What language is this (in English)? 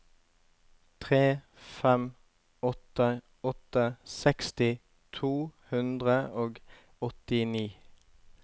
Norwegian